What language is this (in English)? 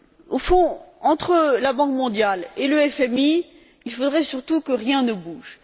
French